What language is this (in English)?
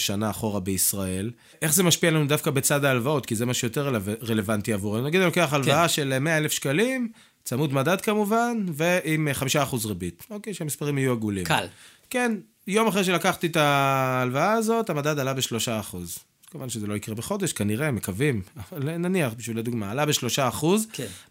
Hebrew